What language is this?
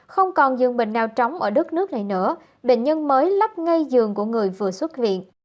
Vietnamese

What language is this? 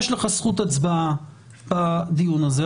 Hebrew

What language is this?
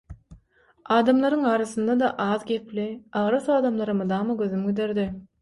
Turkmen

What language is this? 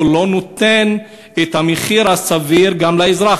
Hebrew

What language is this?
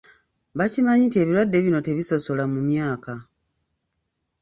Ganda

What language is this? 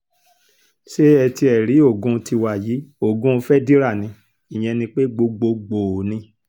Yoruba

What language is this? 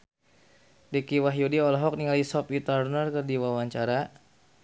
Sundanese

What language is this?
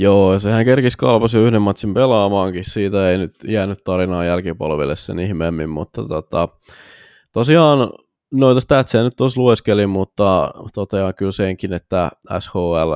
Finnish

